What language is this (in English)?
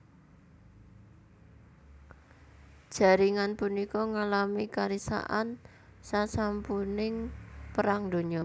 Javanese